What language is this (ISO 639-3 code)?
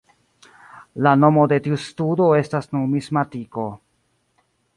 epo